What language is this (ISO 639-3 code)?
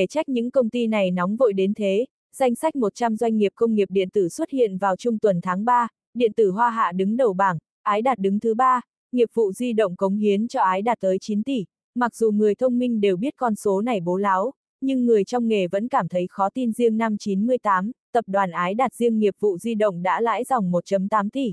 vie